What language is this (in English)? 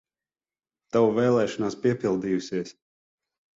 Latvian